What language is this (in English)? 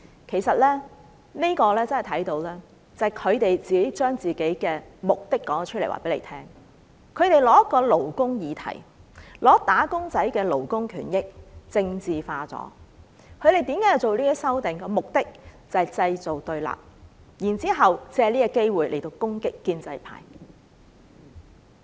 Cantonese